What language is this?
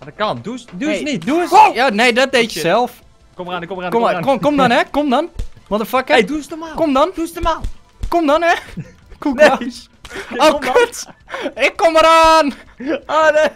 Dutch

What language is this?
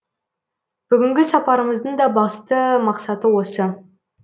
Kazakh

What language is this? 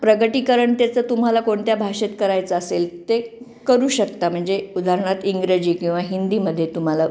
Marathi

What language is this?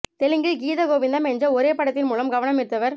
Tamil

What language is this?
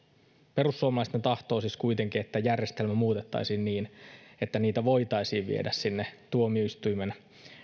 Finnish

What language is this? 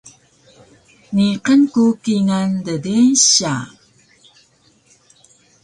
Taroko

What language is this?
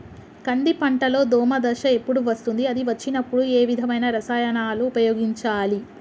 Telugu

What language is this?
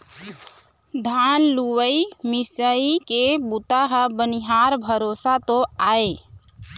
Chhattisgarhi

